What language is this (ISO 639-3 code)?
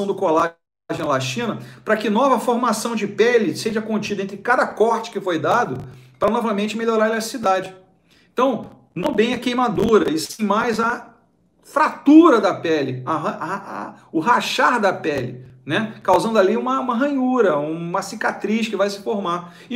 por